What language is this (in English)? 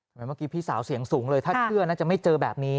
Thai